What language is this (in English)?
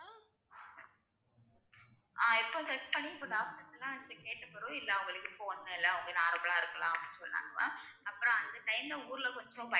Tamil